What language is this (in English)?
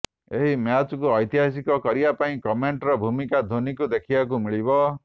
Odia